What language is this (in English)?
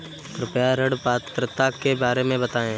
Hindi